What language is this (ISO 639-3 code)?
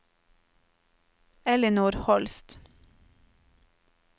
nor